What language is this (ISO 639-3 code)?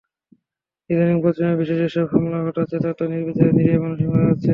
ben